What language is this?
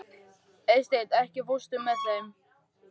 Icelandic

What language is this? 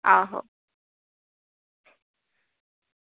Dogri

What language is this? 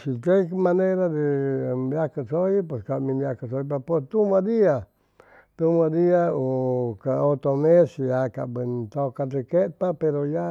Chimalapa Zoque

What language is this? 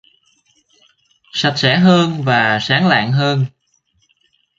Vietnamese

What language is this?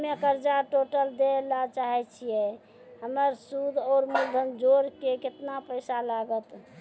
Maithili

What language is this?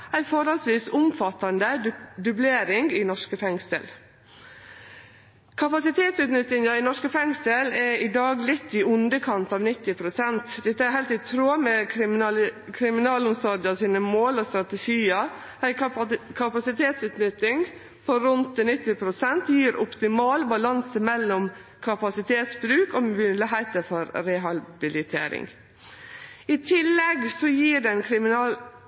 Norwegian Nynorsk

